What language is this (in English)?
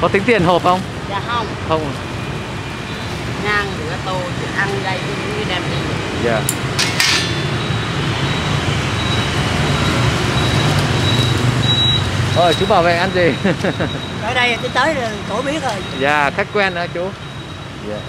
Vietnamese